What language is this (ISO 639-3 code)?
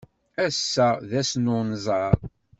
kab